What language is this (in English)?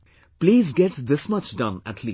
English